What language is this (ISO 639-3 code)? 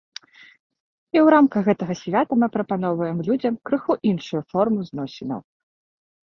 bel